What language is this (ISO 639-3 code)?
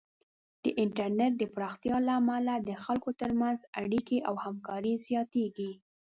pus